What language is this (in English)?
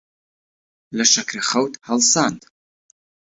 Central Kurdish